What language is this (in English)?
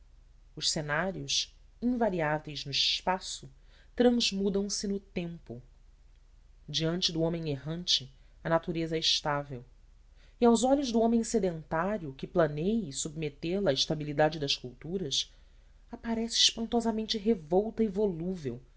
Portuguese